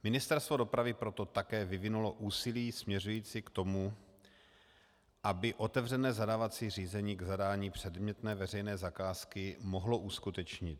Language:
Czech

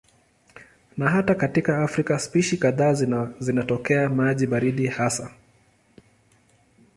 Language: Swahili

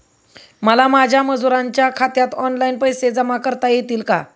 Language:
Marathi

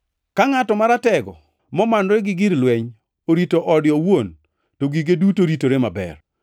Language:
Luo (Kenya and Tanzania)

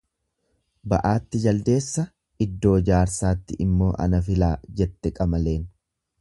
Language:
Oromo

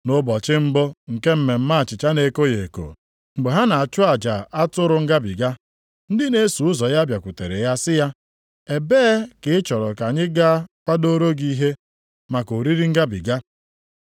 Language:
Igbo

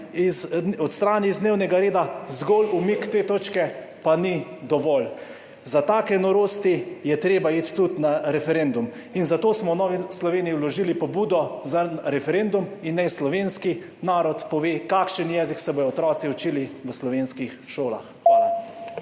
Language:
Slovenian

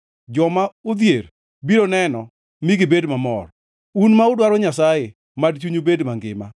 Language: Luo (Kenya and Tanzania)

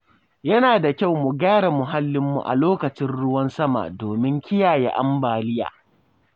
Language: Hausa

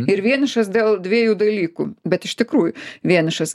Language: Lithuanian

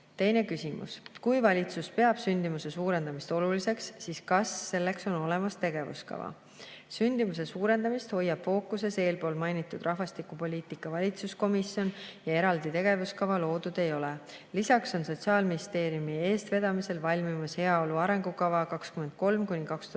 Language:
Estonian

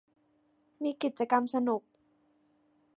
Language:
Thai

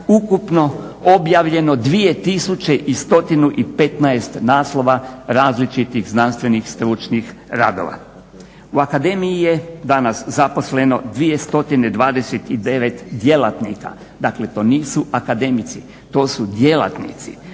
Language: Croatian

